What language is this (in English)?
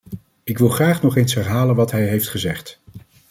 Dutch